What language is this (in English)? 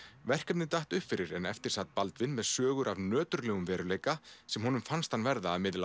Icelandic